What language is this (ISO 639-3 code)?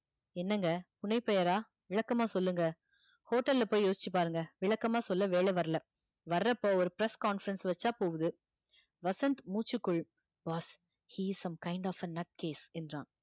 tam